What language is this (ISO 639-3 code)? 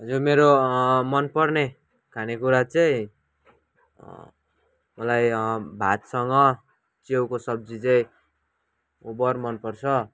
nep